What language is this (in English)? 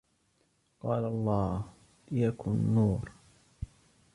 Arabic